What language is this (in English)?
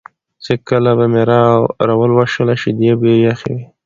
Pashto